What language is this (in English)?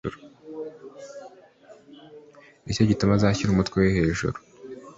Kinyarwanda